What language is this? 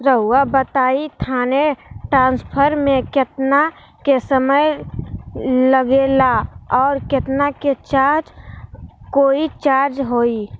Magahi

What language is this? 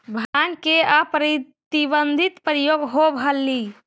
Magahi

